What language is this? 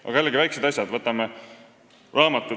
Estonian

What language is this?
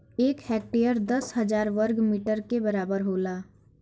Bhojpuri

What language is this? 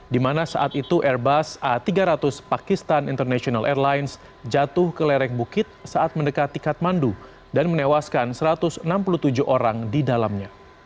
Indonesian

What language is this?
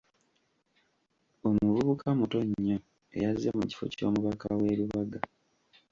Ganda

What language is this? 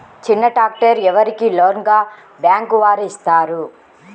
Telugu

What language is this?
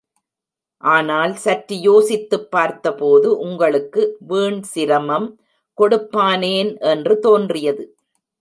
Tamil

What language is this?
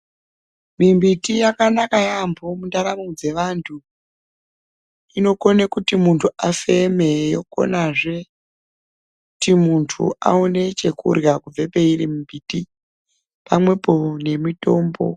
Ndau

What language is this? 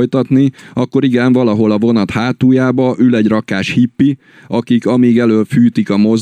Hungarian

